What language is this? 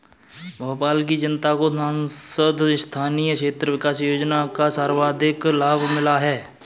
Hindi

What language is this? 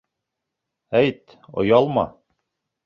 Bashkir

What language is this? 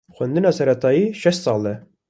Kurdish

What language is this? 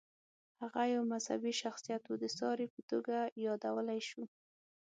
Pashto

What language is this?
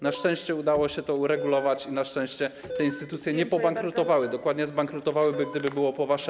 Polish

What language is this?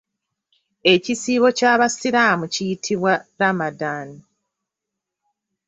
Ganda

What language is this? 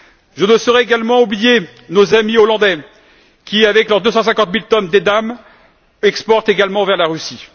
French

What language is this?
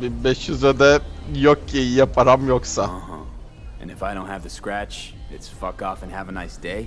Turkish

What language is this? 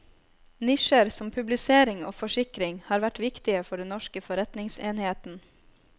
Norwegian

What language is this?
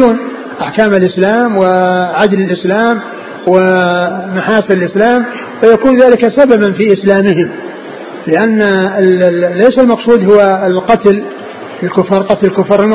Arabic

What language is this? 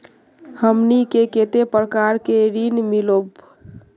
Magahi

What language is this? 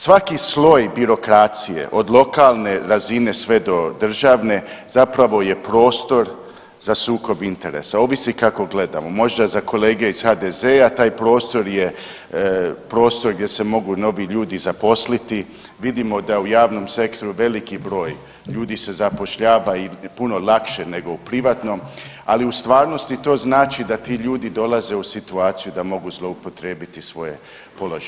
Croatian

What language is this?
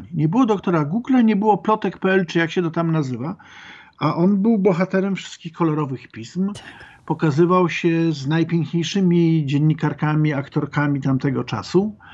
Polish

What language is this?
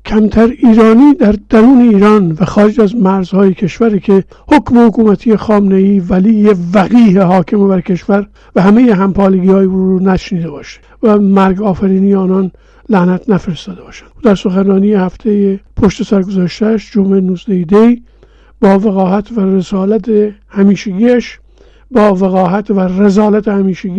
Persian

